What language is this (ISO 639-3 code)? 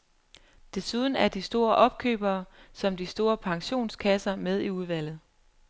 dan